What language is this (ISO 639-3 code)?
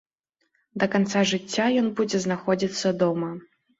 bel